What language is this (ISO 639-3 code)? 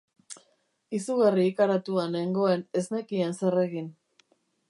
eus